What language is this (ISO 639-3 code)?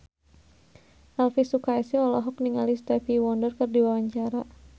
sun